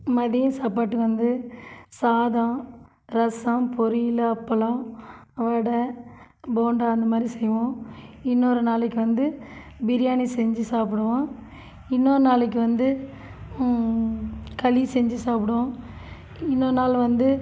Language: Tamil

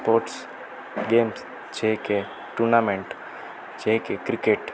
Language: Gujarati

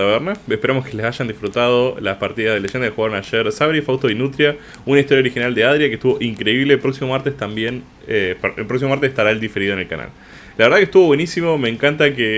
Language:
Spanish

